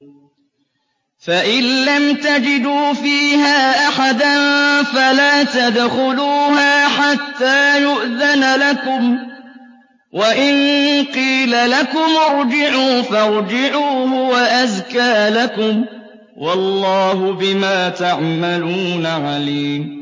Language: Arabic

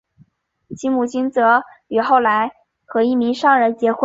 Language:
Chinese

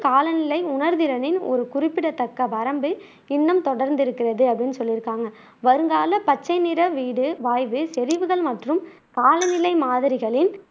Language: Tamil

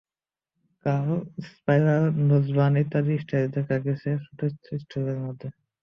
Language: Bangla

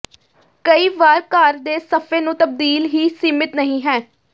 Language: Punjabi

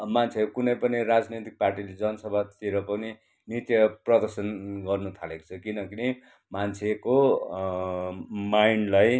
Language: Nepali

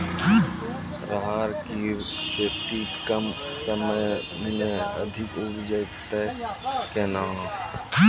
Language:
Maithili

